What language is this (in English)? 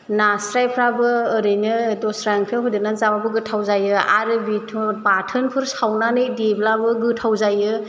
Bodo